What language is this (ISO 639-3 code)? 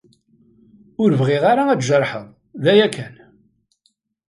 kab